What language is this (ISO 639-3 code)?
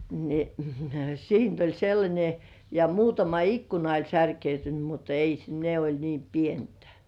fin